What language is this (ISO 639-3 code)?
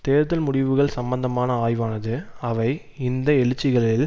tam